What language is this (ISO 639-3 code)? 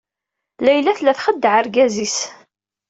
kab